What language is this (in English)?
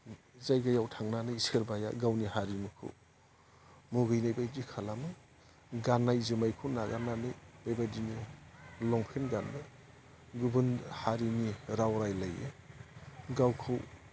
Bodo